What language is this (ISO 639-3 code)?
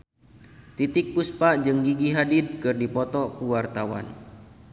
sun